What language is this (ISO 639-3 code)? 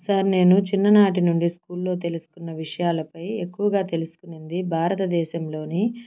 tel